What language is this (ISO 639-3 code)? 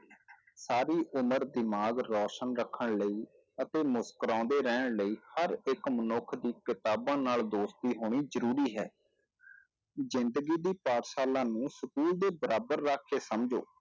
pan